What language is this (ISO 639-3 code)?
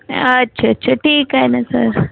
mar